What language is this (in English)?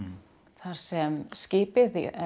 Icelandic